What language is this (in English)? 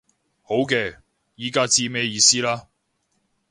Cantonese